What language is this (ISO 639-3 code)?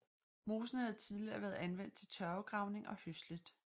dan